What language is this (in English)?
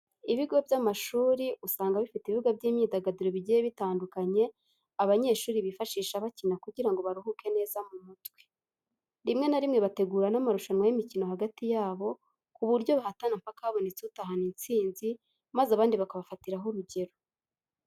Kinyarwanda